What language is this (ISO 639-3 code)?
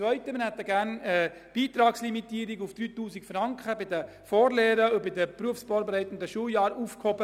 gsw